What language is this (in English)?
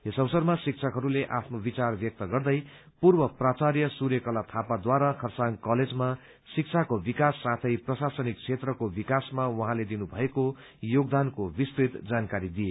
Nepali